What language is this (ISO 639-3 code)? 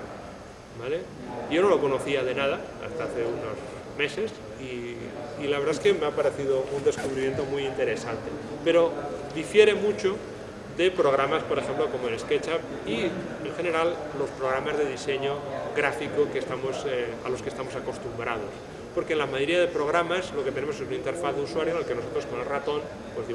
spa